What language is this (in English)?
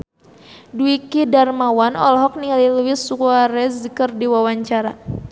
Sundanese